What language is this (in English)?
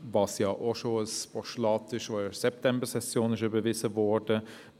Swiss German